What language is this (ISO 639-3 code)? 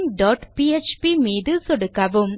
tam